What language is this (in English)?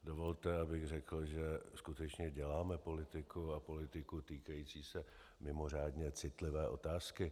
Czech